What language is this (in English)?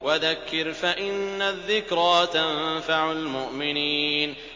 Arabic